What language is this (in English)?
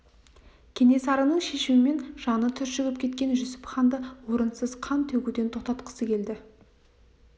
Kazakh